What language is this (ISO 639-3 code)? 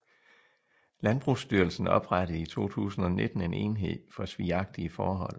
dan